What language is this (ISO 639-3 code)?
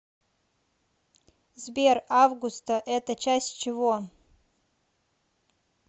rus